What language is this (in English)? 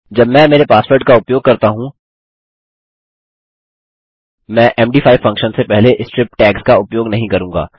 Hindi